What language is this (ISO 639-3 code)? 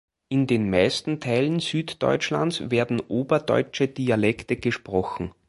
deu